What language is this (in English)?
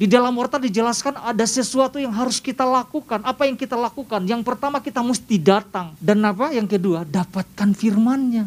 Indonesian